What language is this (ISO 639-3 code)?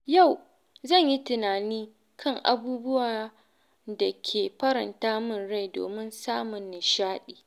hau